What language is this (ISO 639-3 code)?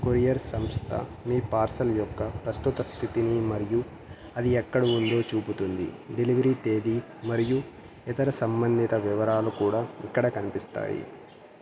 tel